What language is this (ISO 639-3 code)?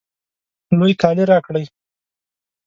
pus